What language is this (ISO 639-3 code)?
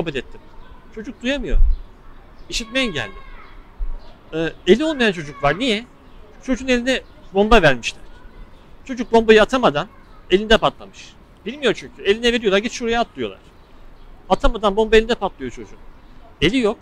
tur